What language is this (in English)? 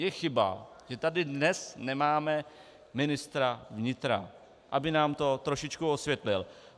Czech